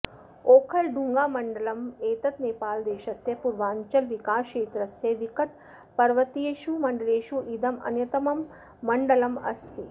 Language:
Sanskrit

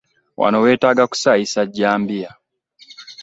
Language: Ganda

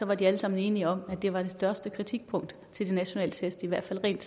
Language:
Danish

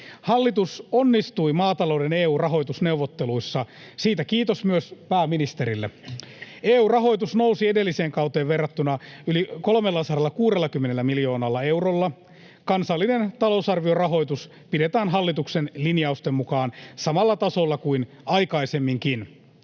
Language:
Finnish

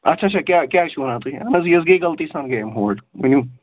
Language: Kashmiri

